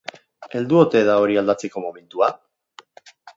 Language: Basque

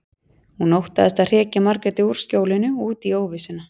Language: Icelandic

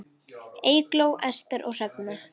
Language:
Icelandic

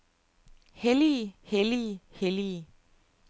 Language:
Danish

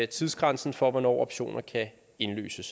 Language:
Danish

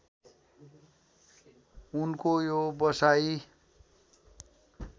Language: Nepali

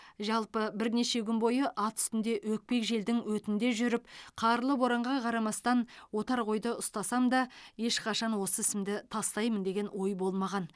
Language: Kazakh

